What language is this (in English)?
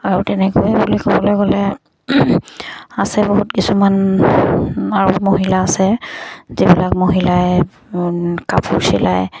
Assamese